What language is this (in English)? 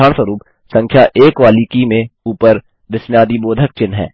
Hindi